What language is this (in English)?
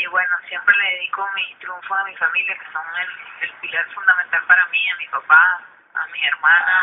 Spanish